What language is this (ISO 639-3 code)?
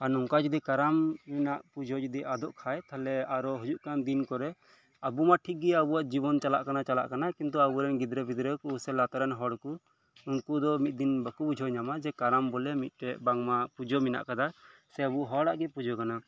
sat